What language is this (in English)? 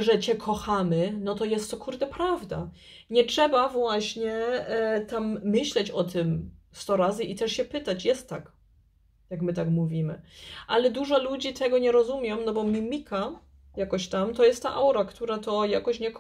Polish